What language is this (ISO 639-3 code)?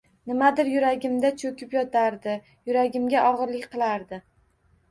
uzb